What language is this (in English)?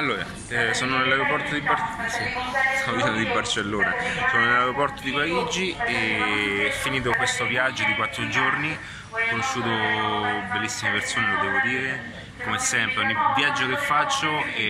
Italian